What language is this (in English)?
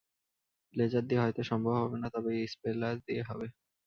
Bangla